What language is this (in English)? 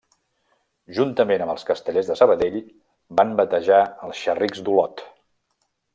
Catalan